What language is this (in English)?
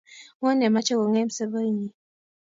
Kalenjin